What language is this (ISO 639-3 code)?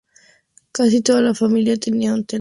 spa